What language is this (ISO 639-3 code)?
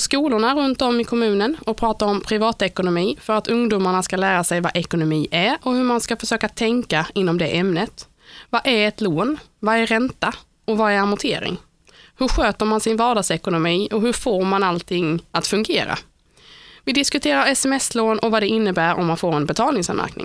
swe